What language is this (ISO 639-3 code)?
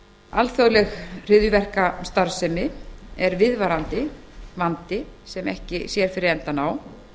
isl